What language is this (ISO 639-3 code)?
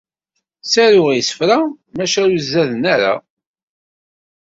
kab